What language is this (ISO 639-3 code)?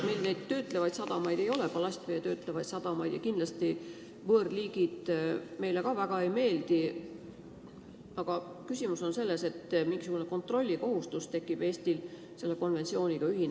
est